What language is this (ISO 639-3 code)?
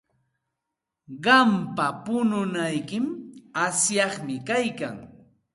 qxt